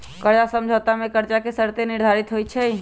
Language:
Magahi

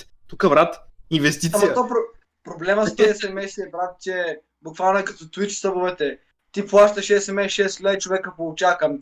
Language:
Bulgarian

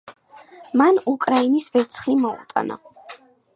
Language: Georgian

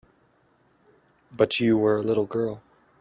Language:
English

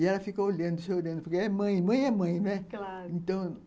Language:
Portuguese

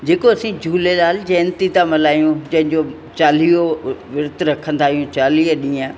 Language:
Sindhi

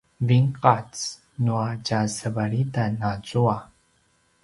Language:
Paiwan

